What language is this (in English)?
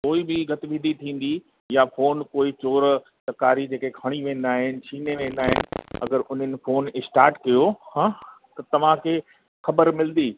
Sindhi